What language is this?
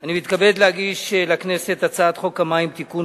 Hebrew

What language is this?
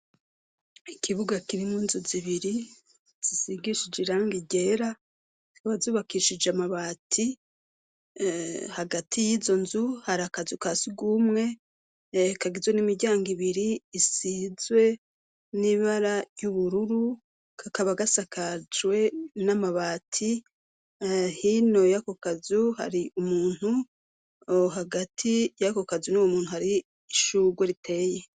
Rundi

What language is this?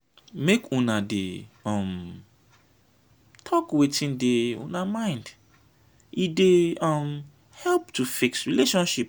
Nigerian Pidgin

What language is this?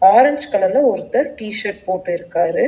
Tamil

